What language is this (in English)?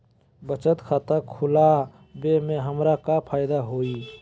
Magahi